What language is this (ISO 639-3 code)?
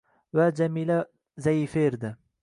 uzb